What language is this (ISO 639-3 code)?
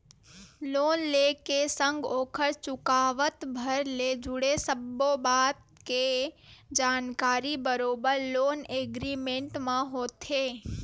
hne